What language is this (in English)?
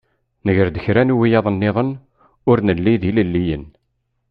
Kabyle